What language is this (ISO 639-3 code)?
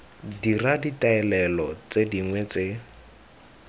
tsn